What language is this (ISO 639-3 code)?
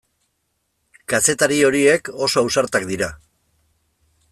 eus